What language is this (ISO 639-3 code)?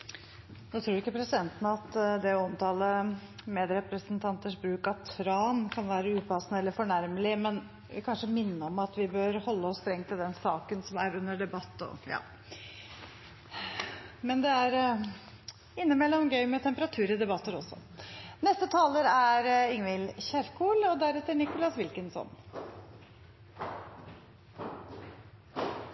nob